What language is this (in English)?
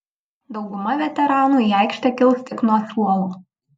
Lithuanian